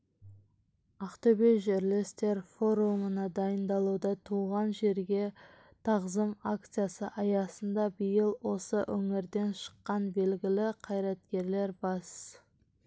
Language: Kazakh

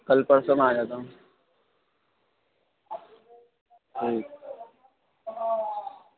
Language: Urdu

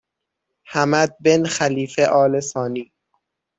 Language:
Persian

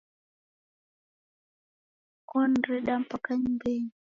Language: Taita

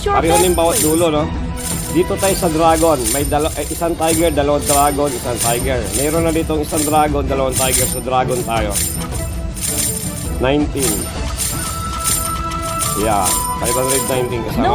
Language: Filipino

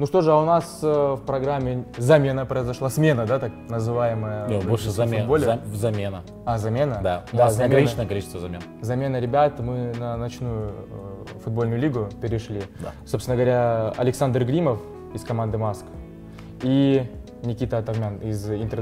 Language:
Russian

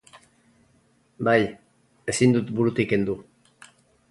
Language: Basque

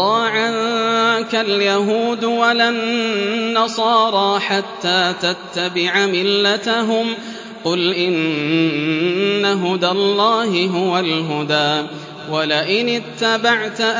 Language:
Arabic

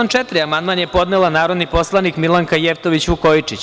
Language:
Serbian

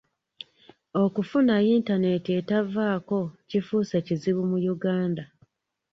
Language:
Ganda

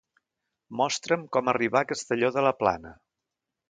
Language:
Catalan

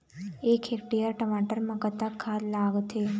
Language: Chhattisgarhi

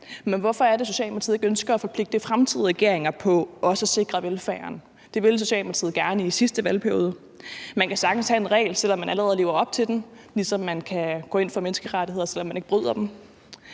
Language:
Danish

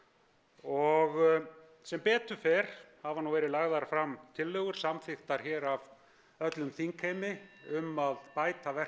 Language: Icelandic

